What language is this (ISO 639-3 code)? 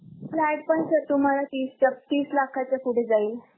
mar